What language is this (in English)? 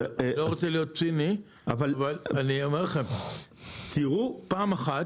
Hebrew